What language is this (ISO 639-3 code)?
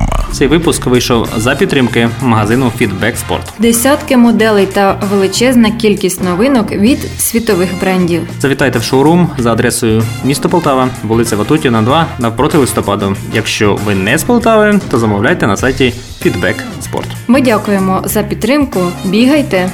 ukr